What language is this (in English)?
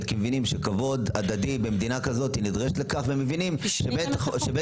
Hebrew